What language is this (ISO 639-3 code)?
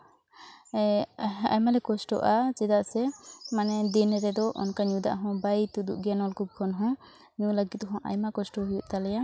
sat